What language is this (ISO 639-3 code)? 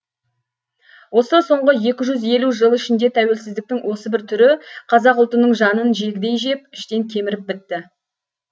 kaz